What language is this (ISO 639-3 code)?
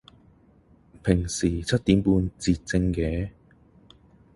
yue